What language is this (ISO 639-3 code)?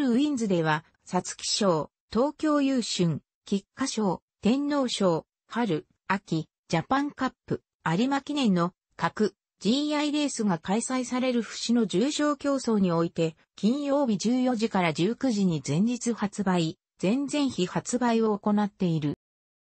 jpn